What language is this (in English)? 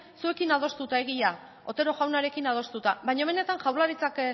Basque